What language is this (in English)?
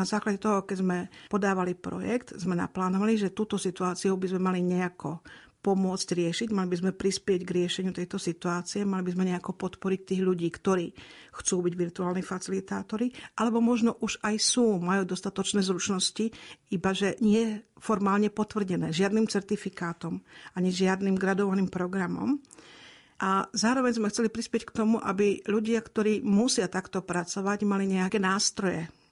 Slovak